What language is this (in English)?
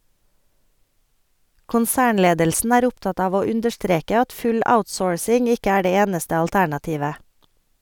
Norwegian